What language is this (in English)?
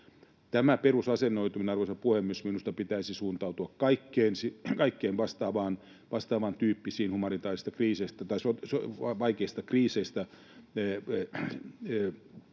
Finnish